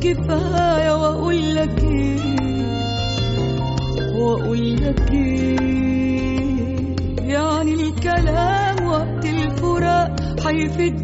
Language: Arabic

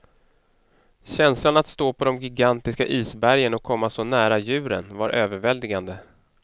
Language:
Swedish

